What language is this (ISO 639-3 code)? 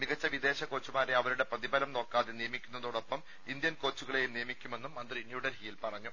mal